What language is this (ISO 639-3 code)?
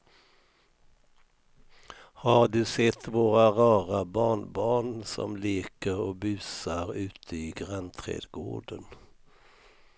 swe